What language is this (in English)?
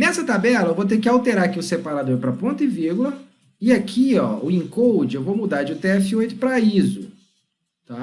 Portuguese